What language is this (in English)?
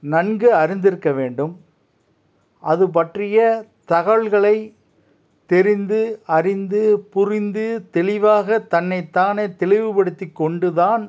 Tamil